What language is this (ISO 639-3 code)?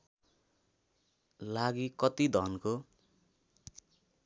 nep